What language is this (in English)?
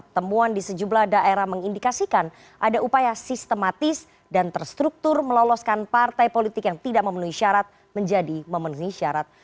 Indonesian